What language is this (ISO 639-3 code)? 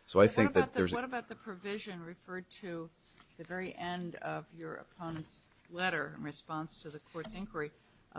eng